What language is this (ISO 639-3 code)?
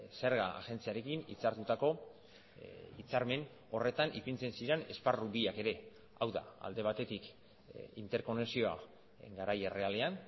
eus